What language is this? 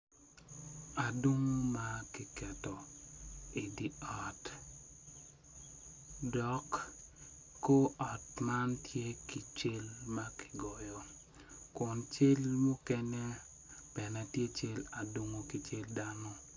Acoli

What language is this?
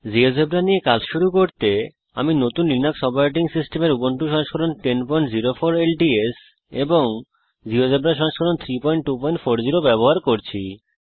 Bangla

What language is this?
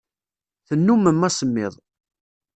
Kabyle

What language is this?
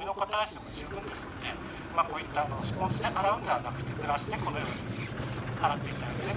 Japanese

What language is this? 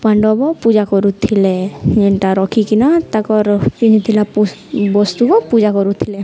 Odia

